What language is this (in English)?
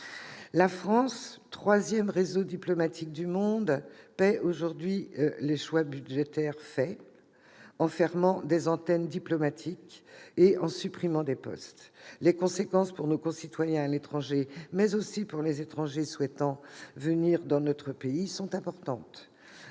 French